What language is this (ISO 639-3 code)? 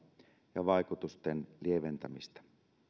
fin